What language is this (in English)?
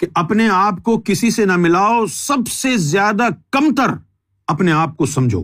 Urdu